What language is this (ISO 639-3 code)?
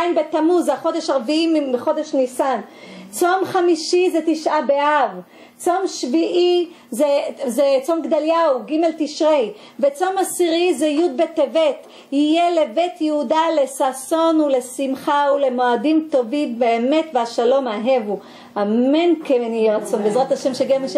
heb